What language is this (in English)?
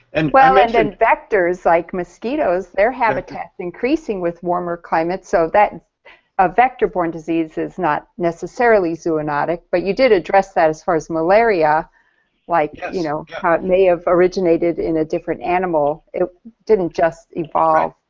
English